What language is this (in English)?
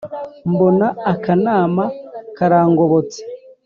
Kinyarwanda